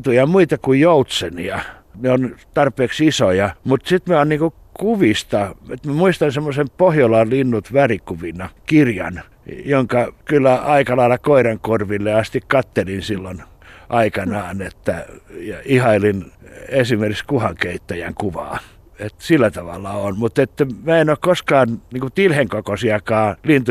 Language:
Finnish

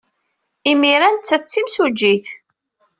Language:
Kabyle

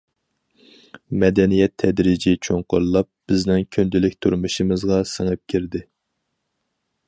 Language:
Uyghur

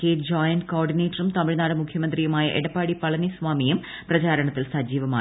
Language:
Malayalam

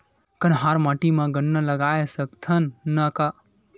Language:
Chhattisgarhi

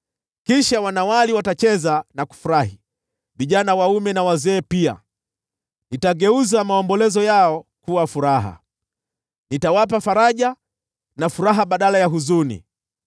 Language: Swahili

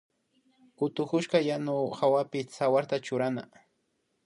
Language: Imbabura Highland Quichua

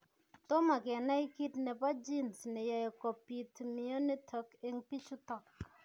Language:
Kalenjin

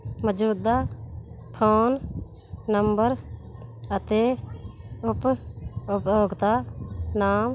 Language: Punjabi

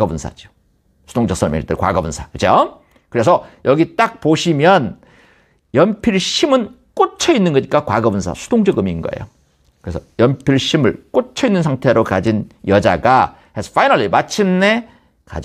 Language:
Korean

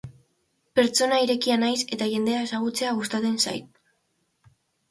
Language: Basque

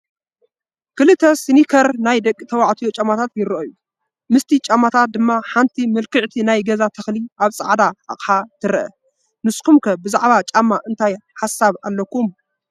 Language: Tigrinya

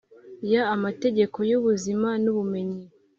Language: Kinyarwanda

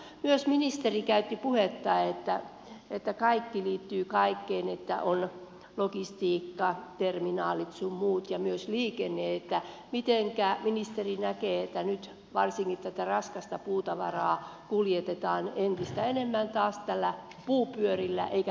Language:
Finnish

